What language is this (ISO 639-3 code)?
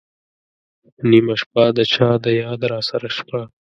pus